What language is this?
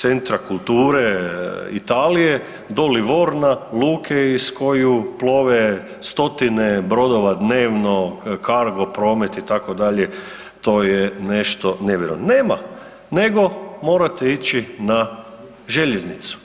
Croatian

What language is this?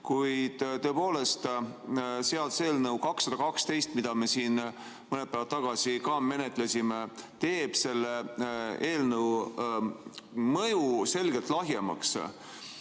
Estonian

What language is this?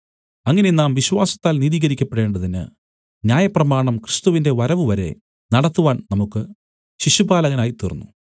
Malayalam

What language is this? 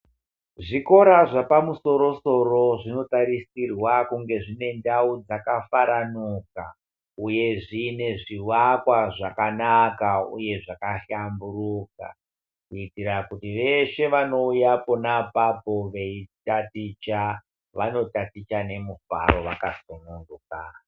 Ndau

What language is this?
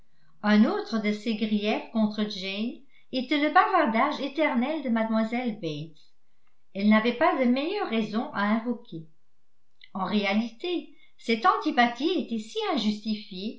French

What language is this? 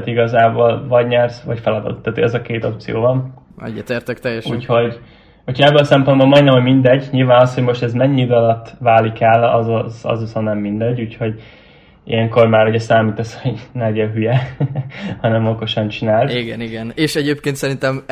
Hungarian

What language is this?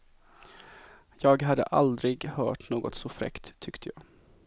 Swedish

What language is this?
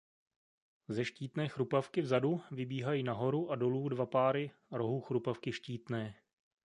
Czech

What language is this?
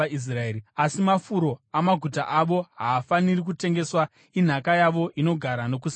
Shona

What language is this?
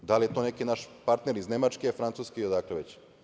Serbian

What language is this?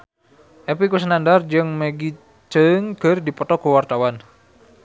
Sundanese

